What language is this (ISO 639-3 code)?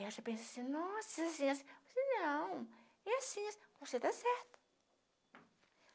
por